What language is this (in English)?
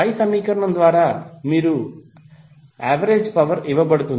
Telugu